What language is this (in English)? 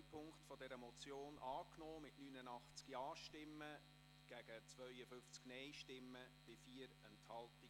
Swiss German